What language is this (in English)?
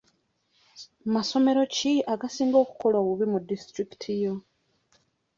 Ganda